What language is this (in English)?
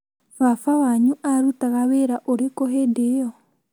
Kikuyu